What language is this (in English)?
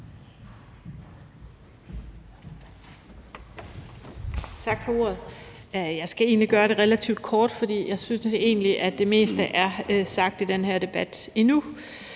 Danish